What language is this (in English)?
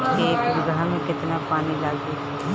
Bhojpuri